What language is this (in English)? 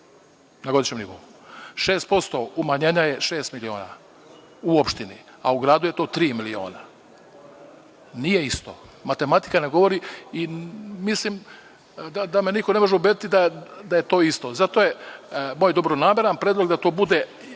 Serbian